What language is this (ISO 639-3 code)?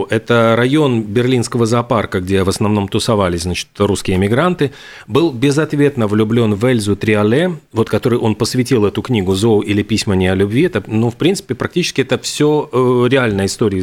rus